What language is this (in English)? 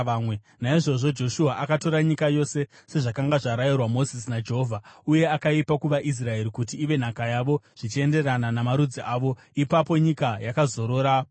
Shona